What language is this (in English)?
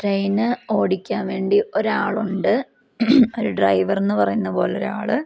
Malayalam